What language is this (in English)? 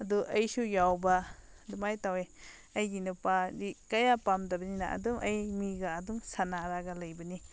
Manipuri